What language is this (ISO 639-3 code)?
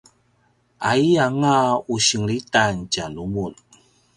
pwn